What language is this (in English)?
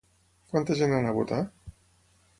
Catalan